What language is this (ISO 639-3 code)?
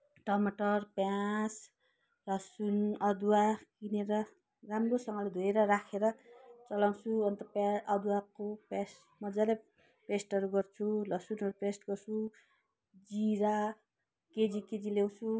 nep